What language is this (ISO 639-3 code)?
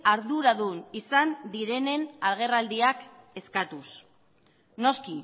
eus